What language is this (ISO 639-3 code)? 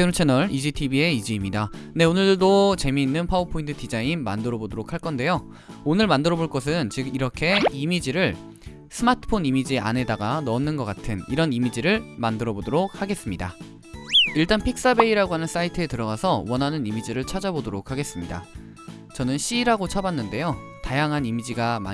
kor